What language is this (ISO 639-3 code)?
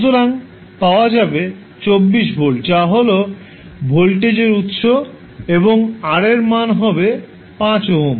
ben